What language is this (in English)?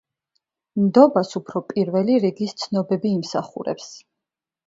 Georgian